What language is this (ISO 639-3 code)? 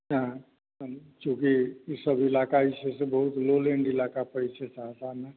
mai